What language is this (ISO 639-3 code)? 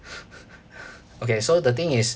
eng